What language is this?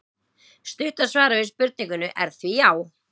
Icelandic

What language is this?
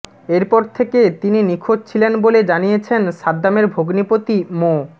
Bangla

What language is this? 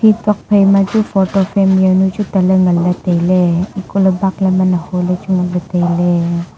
Wancho Naga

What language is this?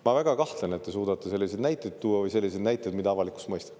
Estonian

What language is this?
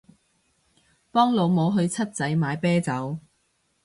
Cantonese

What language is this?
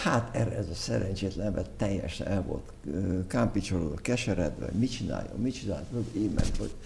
Hungarian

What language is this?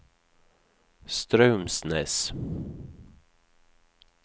Norwegian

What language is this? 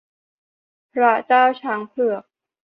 Thai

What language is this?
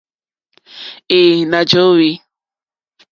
Mokpwe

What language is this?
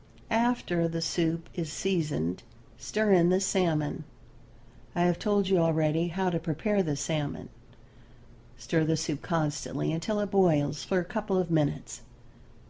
English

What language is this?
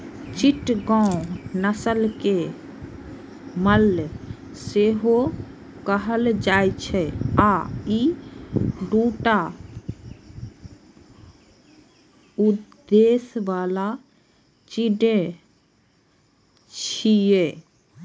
Maithili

